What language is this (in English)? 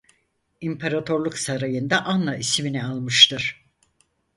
Turkish